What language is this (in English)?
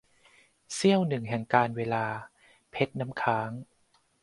Thai